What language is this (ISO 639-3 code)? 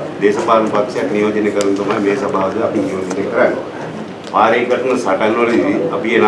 sin